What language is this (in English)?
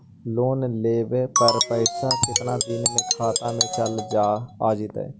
Magahi